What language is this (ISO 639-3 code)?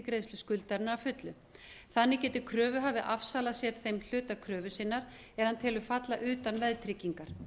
isl